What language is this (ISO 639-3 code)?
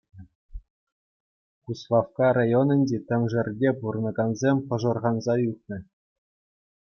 chv